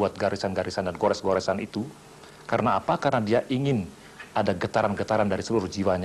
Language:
Indonesian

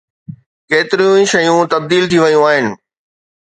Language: Sindhi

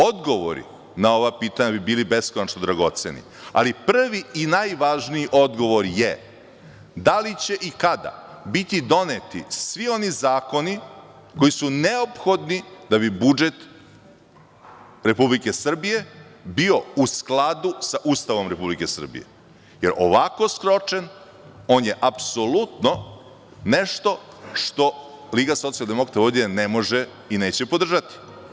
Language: Serbian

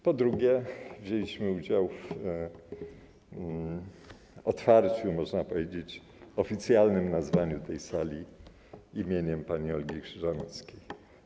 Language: Polish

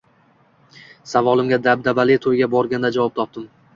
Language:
Uzbek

